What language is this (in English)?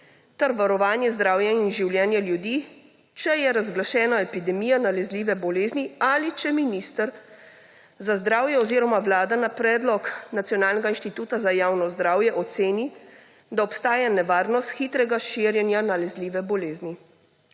Slovenian